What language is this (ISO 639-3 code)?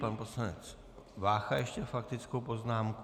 ces